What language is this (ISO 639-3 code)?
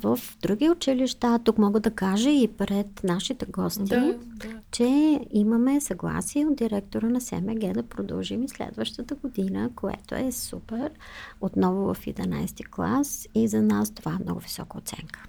bul